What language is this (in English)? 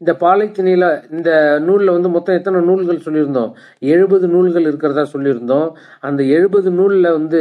Tamil